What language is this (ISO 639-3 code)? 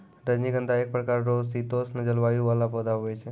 mai